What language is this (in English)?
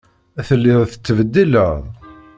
Kabyle